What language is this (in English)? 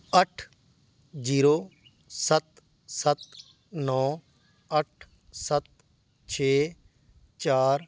Punjabi